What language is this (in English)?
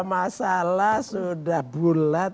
Indonesian